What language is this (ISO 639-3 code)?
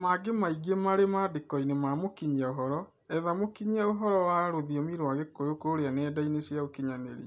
kik